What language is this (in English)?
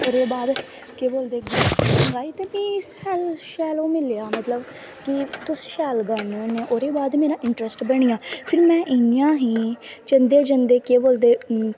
Dogri